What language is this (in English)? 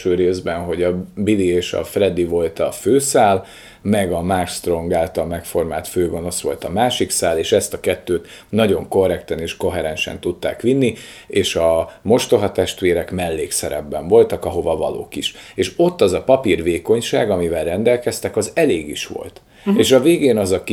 Hungarian